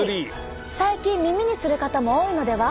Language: Japanese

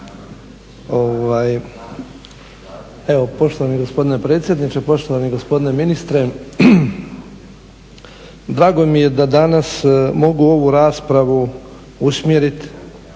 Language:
Croatian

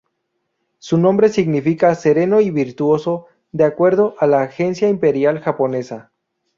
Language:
Spanish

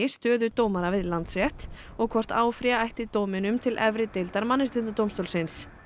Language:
Icelandic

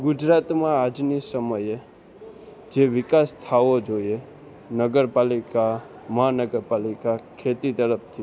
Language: Gujarati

